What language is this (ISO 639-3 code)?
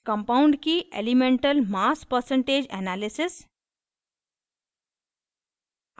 hin